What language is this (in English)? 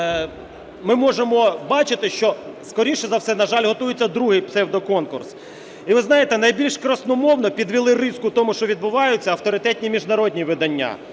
Ukrainian